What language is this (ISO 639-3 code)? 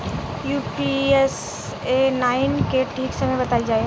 bho